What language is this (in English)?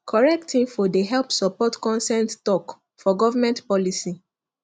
Nigerian Pidgin